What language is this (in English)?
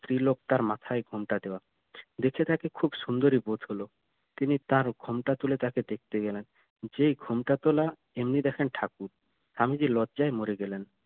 Bangla